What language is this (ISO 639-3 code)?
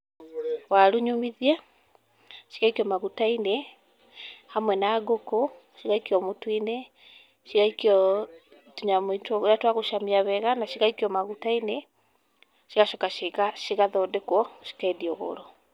kik